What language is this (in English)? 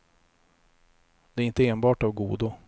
Swedish